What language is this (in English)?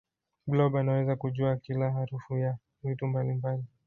Swahili